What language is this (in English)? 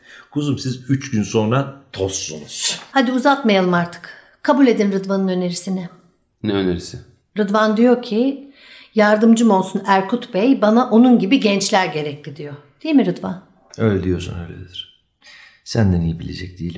Turkish